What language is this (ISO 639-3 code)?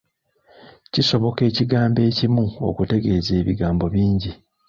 lug